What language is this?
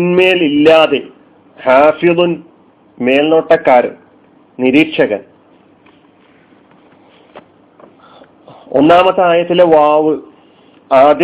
Malayalam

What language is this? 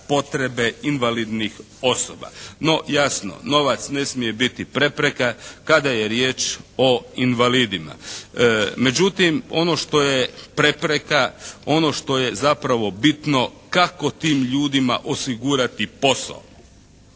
Croatian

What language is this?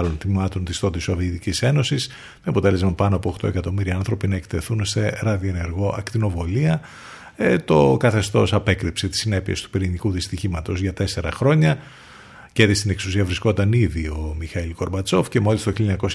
Greek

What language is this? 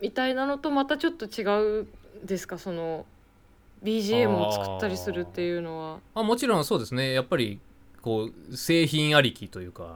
Japanese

